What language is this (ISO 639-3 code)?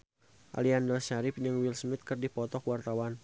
sun